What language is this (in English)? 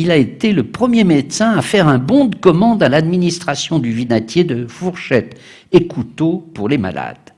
French